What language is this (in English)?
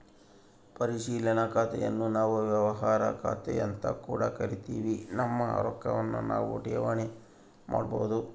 Kannada